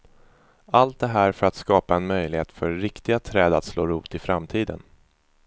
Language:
Swedish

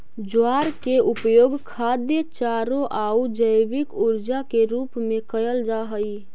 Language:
Magahi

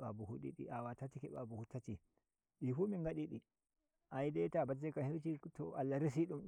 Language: Nigerian Fulfulde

